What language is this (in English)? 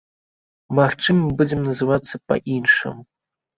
Belarusian